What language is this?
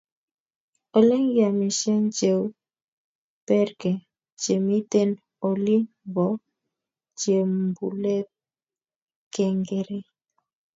Kalenjin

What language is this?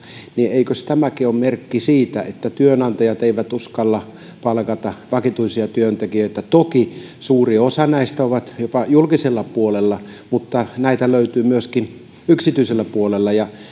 Finnish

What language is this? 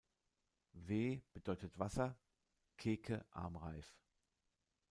German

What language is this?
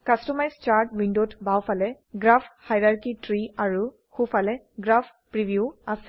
Assamese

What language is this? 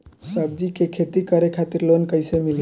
Bhojpuri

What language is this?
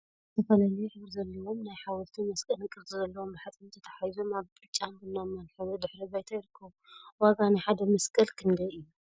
Tigrinya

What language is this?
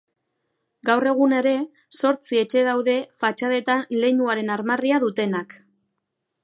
Basque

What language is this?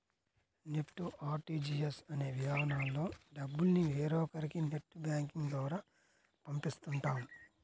Telugu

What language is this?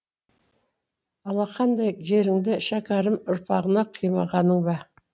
Kazakh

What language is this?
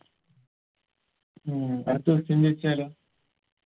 Malayalam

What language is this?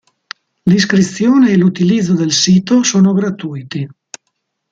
Italian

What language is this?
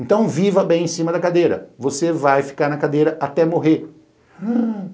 Portuguese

